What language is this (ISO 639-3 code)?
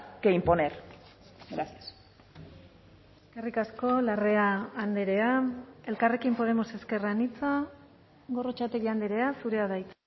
eus